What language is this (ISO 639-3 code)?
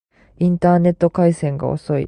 jpn